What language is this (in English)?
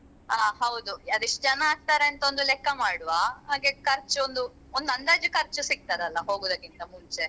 Kannada